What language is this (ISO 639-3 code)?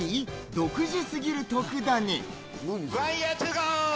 jpn